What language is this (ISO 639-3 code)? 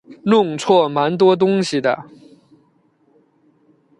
zho